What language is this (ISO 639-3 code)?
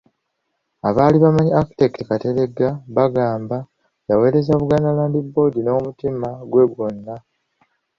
lug